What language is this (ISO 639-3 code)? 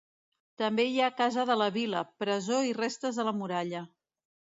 cat